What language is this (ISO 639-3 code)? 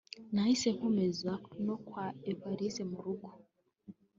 kin